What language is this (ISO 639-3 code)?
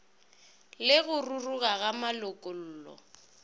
nso